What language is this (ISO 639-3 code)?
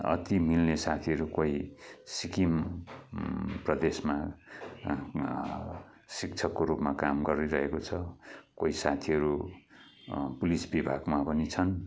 nep